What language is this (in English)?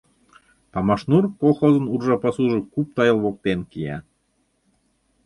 Mari